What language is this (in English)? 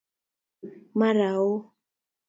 Kalenjin